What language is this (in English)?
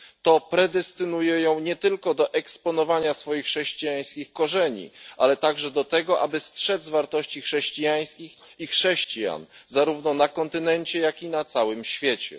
Polish